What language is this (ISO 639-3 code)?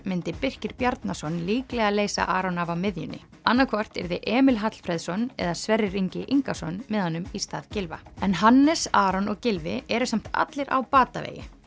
isl